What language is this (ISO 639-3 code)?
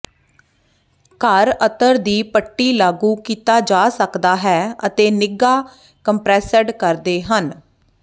pan